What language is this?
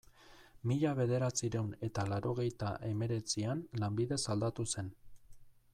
Basque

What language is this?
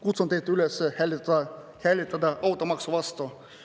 Estonian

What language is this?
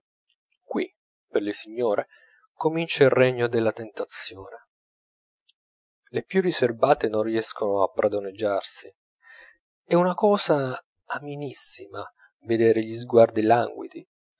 Italian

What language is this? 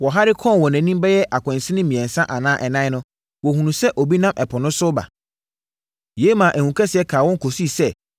Akan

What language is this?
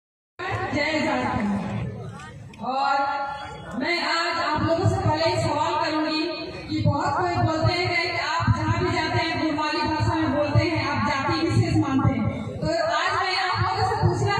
Arabic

